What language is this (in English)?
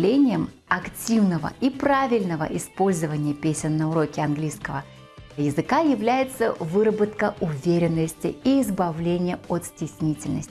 Russian